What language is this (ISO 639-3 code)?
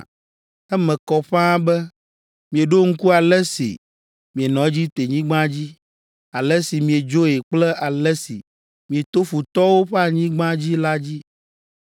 ewe